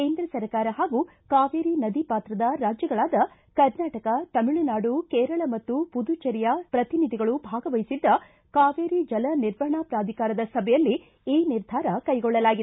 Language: Kannada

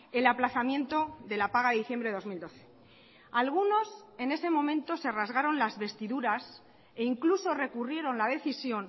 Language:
Spanish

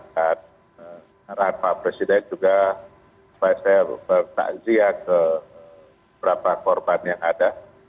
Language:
Indonesian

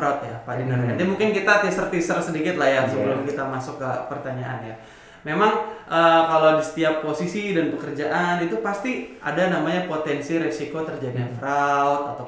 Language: Indonesian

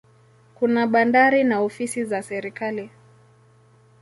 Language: Swahili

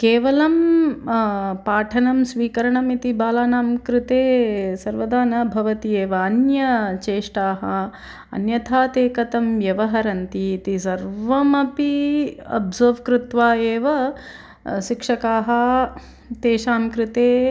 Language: Sanskrit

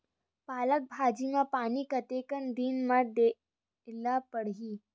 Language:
Chhattisgarhi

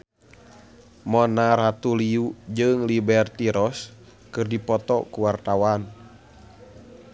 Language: Sundanese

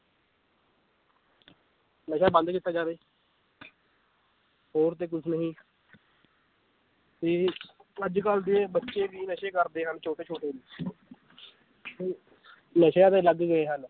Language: Punjabi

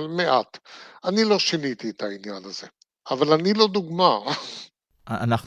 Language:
Hebrew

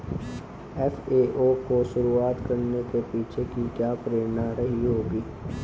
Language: Hindi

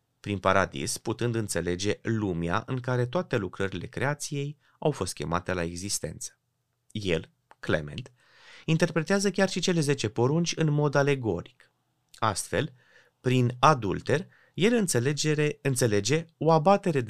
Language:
Romanian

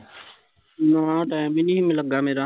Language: Punjabi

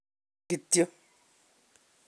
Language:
Kalenjin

